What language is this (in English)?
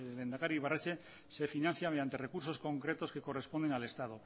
Spanish